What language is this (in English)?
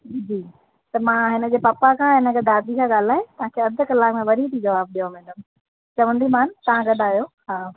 Sindhi